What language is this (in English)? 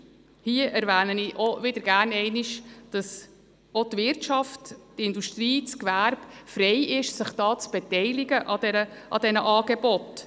Swiss German